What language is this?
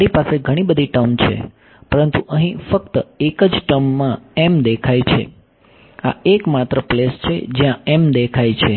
Gujarati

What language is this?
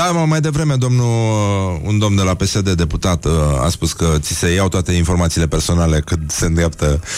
Romanian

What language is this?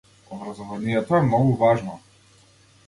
Macedonian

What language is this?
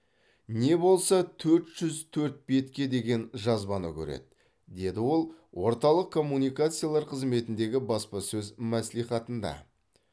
Kazakh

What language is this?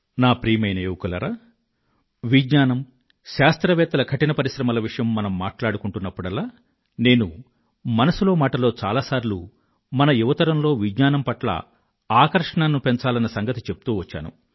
Telugu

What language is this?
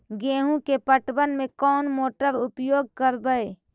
Magahi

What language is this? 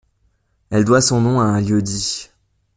French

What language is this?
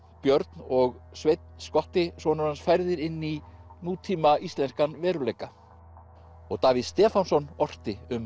Icelandic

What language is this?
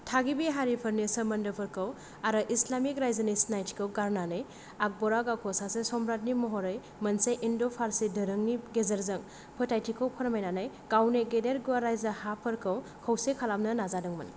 Bodo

